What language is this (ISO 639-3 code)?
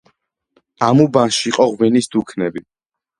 kat